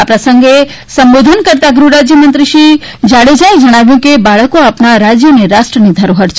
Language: Gujarati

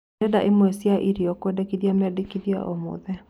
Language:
Kikuyu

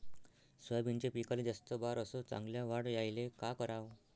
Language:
Marathi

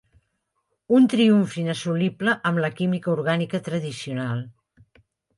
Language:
Catalan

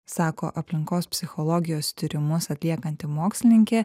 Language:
Lithuanian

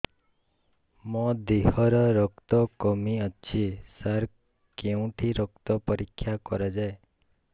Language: Odia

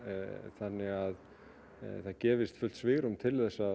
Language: Icelandic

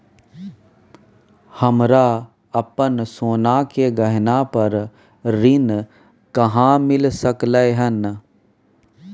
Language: Maithili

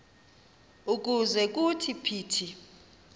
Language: Xhosa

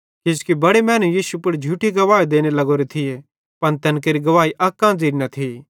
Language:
Bhadrawahi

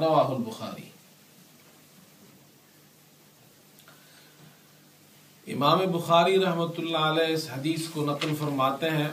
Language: Urdu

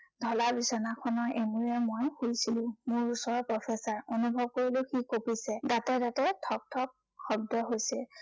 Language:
Assamese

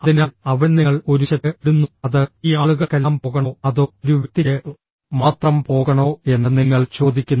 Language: Malayalam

